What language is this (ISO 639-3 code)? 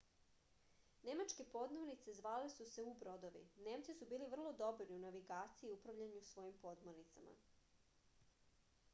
srp